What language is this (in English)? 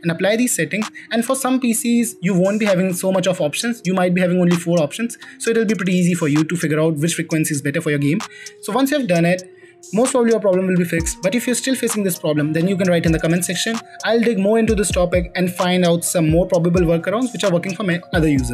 English